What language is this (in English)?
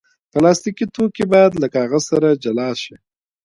Pashto